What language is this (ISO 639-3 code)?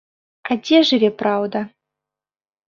bel